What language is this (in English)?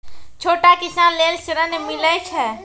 Maithili